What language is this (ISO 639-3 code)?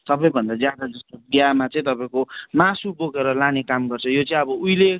nep